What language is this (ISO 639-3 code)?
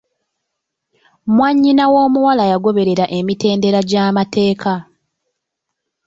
lug